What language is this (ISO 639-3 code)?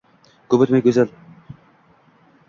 uzb